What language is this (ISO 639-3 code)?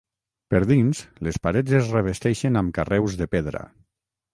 cat